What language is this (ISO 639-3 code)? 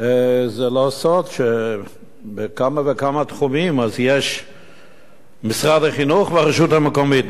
heb